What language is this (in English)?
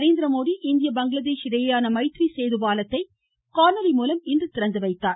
Tamil